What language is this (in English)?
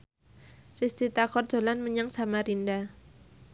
Javanese